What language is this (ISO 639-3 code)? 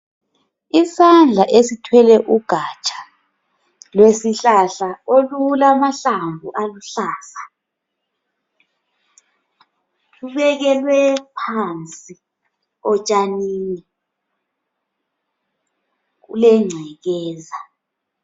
nde